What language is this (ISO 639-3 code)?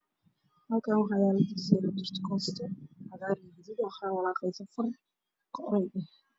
som